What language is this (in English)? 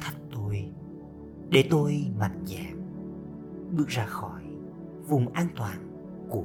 Vietnamese